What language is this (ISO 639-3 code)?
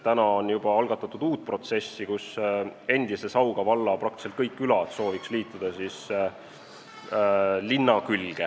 est